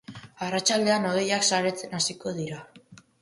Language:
Basque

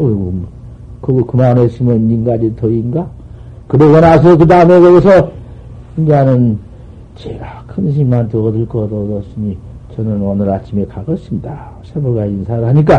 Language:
Korean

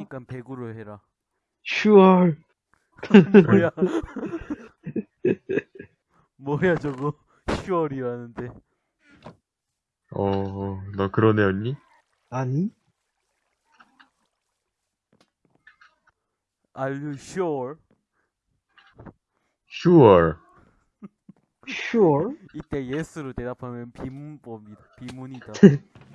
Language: Korean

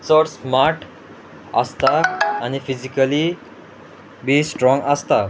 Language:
Konkani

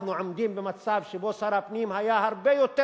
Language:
Hebrew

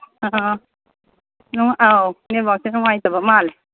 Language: Manipuri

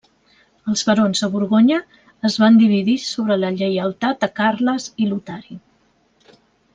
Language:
Catalan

